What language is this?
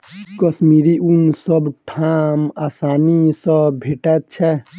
Maithili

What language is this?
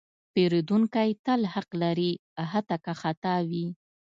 Pashto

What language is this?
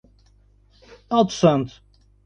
Portuguese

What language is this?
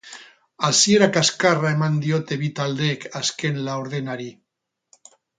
Basque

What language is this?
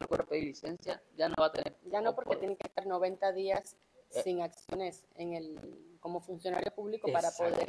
Spanish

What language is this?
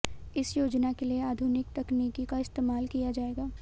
Hindi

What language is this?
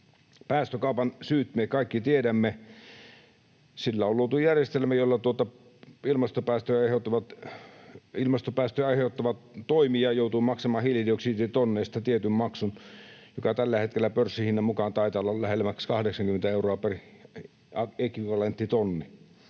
Finnish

